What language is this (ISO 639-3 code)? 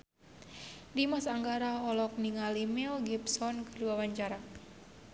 sun